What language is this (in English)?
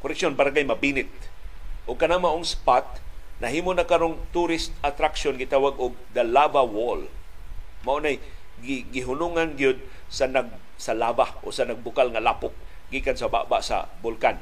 Filipino